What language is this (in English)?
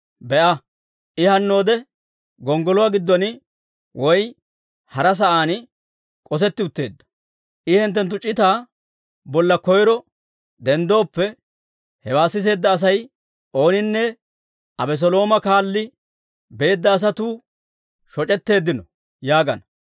Dawro